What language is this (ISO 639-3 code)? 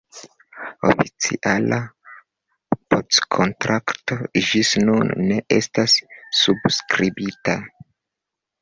epo